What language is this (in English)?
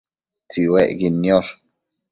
Matsés